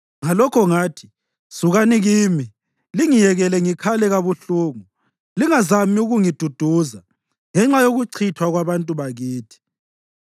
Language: North Ndebele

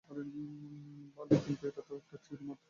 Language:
Bangla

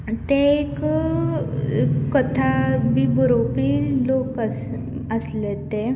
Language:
Konkani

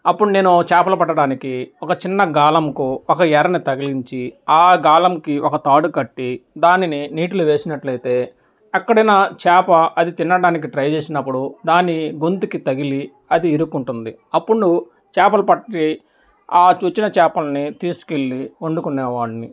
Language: Telugu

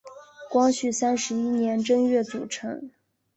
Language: Chinese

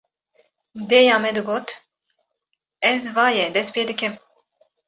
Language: Kurdish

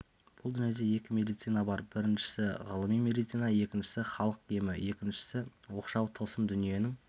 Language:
Kazakh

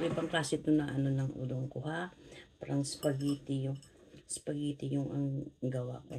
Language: Filipino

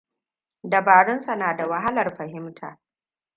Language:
Hausa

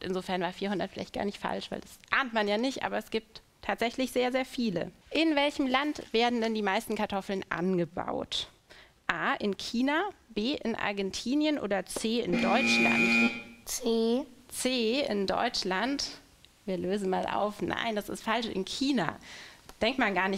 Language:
German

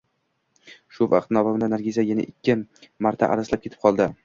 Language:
Uzbek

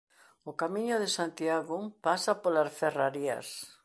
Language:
Galician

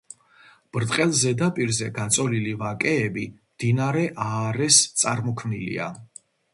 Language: Georgian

